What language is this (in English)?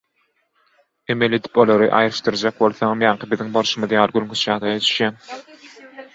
Turkmen